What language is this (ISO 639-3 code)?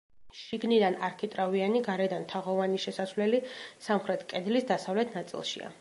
kat